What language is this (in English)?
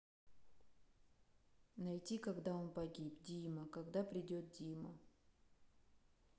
Russian